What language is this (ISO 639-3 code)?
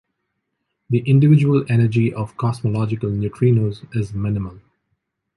eng